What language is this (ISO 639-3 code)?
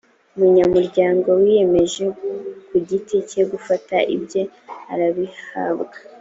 kin